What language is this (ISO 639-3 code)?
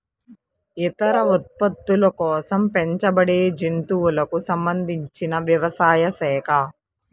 tel